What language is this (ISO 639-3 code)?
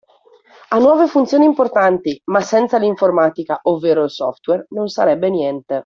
ita